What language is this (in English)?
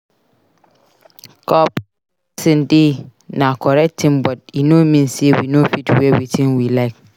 Nigerian Pidgin